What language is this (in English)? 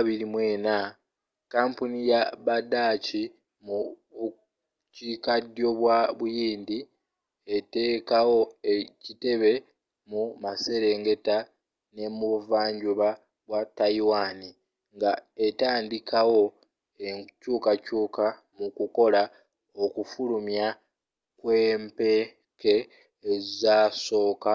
Ganda